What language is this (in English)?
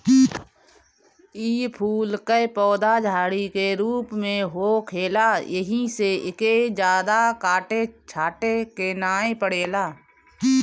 Bhojpuri